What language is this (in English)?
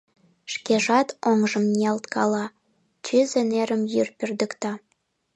Mari